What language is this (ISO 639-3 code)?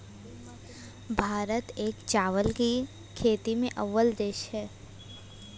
hin